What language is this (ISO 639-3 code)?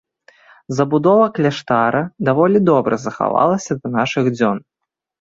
bel